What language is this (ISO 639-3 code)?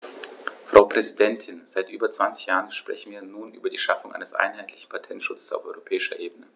deu